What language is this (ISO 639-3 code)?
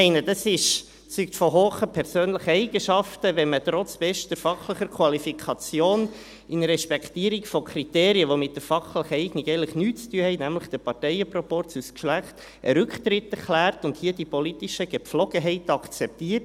gsw